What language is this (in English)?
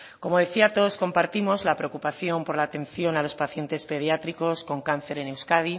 Spanish